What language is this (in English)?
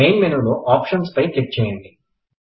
Telugu